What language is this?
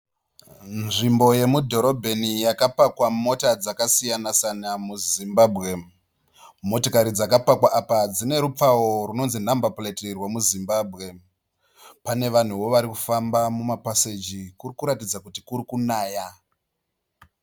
Shona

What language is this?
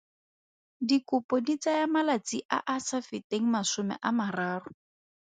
Tswana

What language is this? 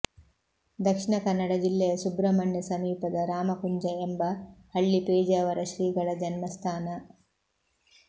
Kannada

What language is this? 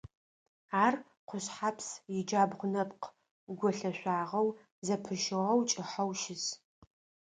Adyghe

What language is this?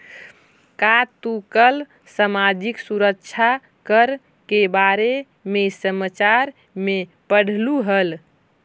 Magahi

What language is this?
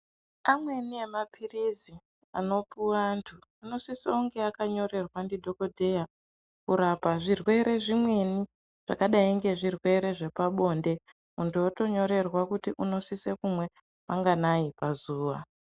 Ndau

